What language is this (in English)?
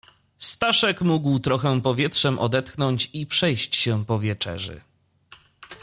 Polish